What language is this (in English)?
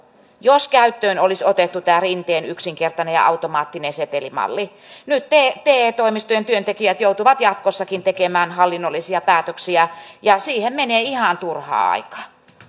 Finnish